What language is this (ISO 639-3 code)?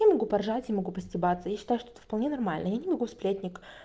rus